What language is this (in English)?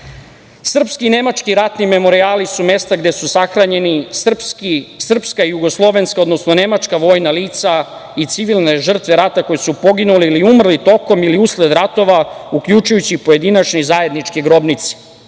Serbian